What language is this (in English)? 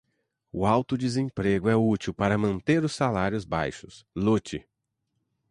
Portuguese